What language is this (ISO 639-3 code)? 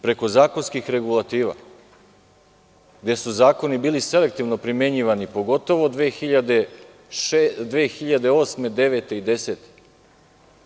srp